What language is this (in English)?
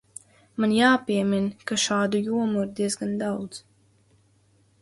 Latvian